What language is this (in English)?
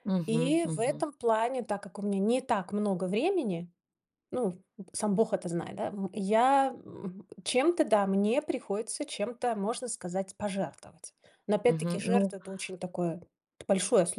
Russian